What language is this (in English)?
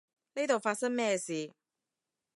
Cantonese